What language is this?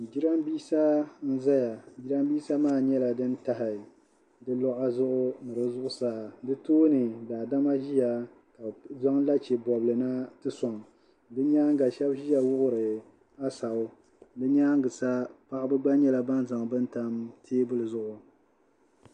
Dagbani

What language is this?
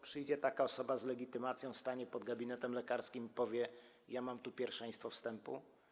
Polish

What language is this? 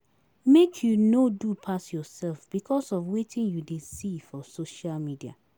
Nigerian Pidgin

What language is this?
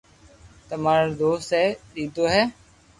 Loarki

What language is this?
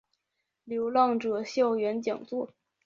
Chinese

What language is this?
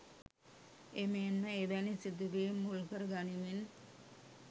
Sinhala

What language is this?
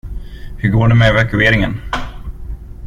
Swedish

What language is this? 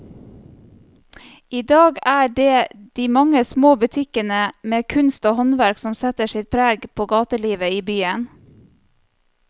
Norwegian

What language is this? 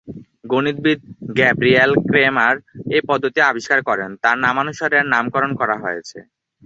Bangla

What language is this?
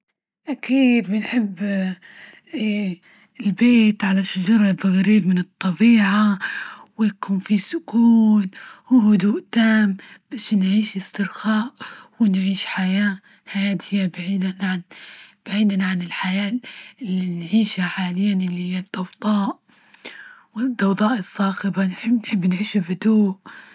Libyan Arabic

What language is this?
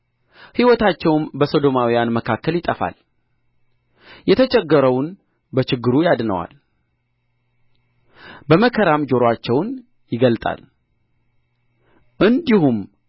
Amharic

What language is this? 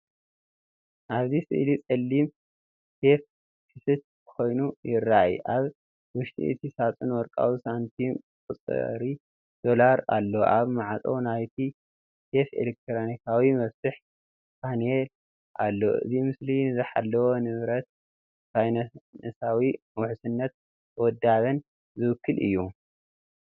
Tigrinya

